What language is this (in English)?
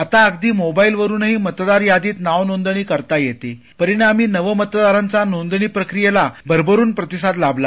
Marathi